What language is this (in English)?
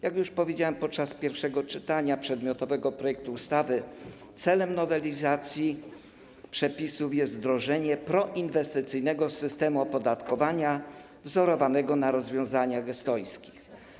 Polish